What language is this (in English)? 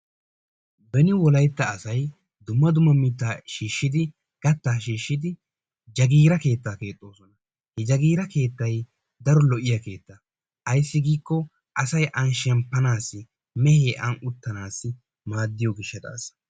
Wolaytta